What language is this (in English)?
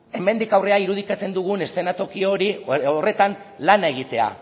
Basque